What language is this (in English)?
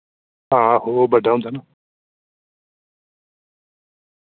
Dogri